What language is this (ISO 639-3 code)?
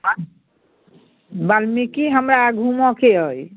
mai